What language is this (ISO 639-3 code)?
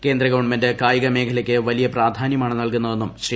mal